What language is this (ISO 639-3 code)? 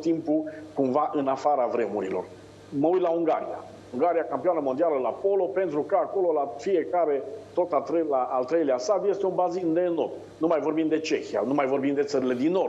ron